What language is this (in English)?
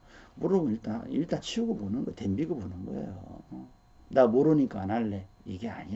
Korean